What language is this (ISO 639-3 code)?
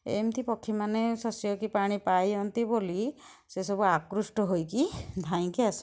ori